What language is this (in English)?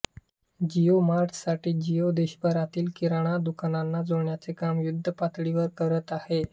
Marathi